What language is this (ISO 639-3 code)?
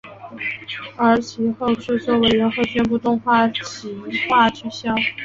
zho